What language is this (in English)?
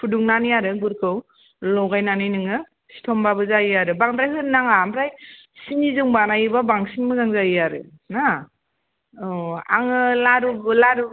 Bodo